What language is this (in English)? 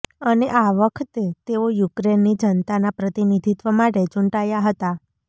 Gujarati